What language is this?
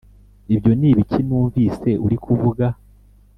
Kinyarwanda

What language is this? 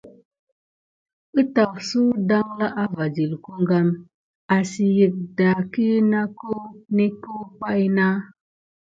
Gidar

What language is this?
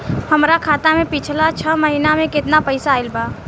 Bhojpuri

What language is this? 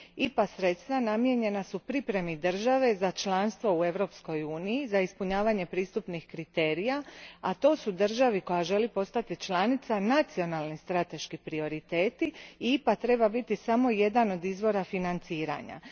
Croatian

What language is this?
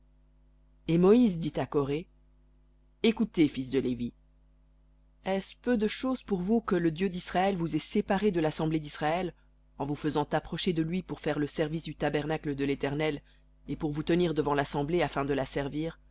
French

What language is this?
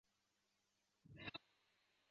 Chinese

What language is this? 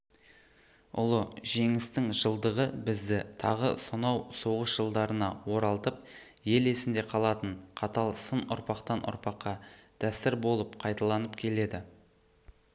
Kazakh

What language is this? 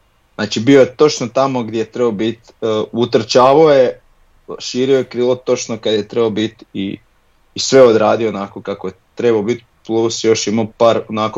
Croatian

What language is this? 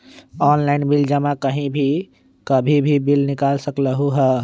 Magahi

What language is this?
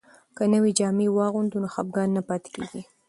Pashto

